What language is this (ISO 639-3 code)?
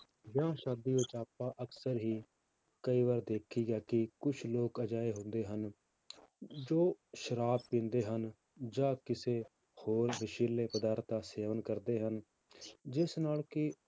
pan